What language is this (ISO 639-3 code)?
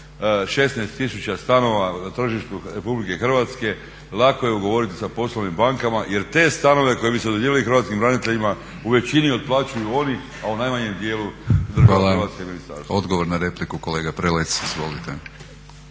hrv